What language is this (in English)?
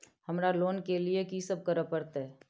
Maithili